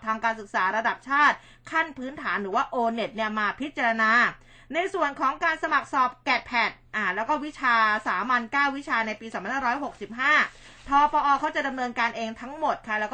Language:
Thai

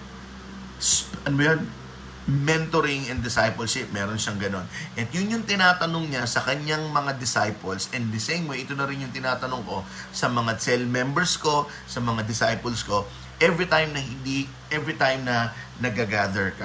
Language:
Filipino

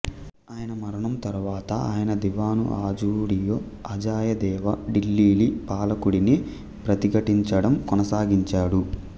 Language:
Telugu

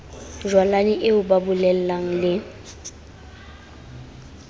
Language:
Southern Sotho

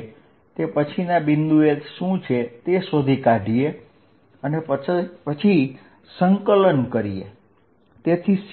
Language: Gujarati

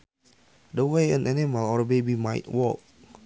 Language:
Sundanese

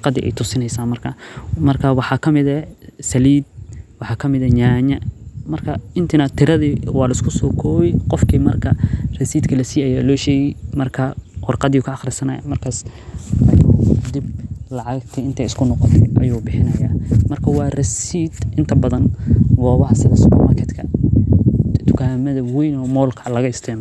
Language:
Somali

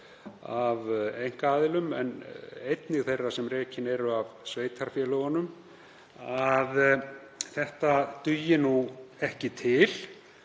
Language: Icelandic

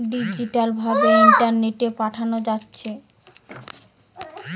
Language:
Bangla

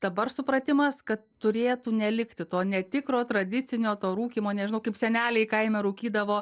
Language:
Lithuanian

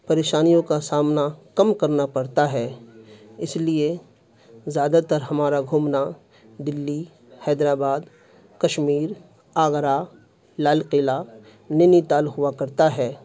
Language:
Urdu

